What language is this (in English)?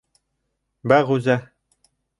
Bashkir